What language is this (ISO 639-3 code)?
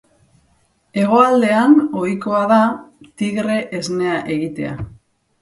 eus